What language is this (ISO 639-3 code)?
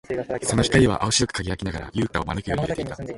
jpn